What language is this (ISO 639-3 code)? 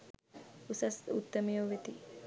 sin